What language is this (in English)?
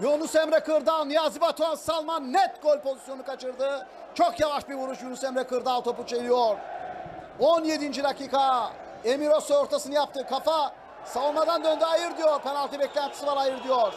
Turkish